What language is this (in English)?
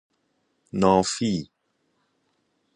Persian